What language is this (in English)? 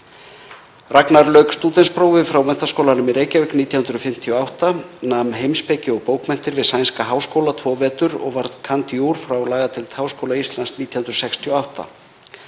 Icelandic